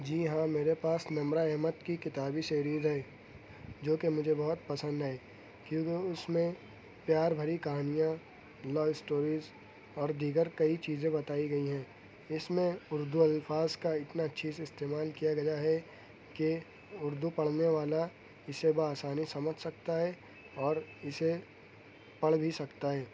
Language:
Urdu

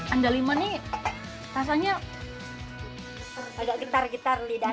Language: Indonesian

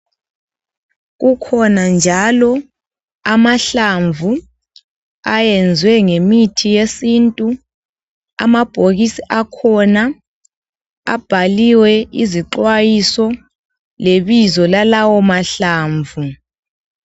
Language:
North Ndebele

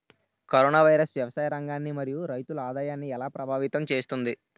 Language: Telugu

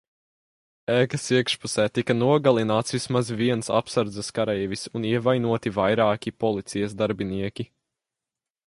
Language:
Latvian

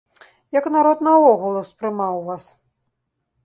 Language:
Belarusian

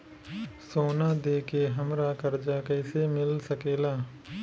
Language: Bhojpuri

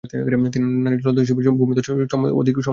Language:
Bangla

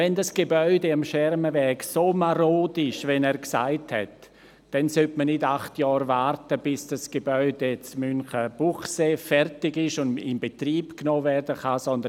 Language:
Swiss German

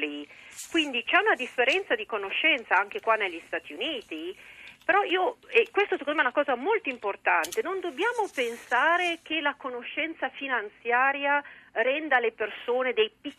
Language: Italian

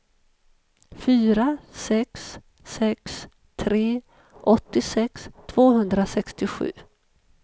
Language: Swedish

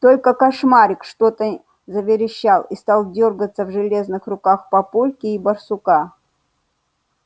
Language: Russian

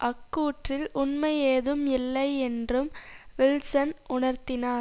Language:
Tamil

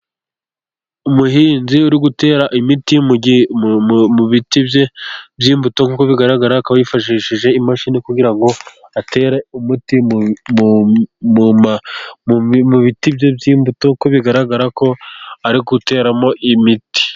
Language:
Kinyarwanda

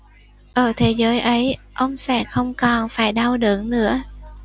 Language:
Vietnamese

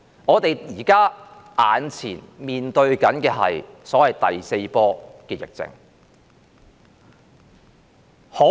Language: Cantonese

